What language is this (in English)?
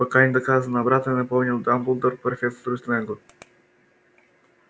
Russian